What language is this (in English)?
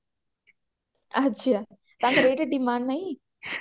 Odia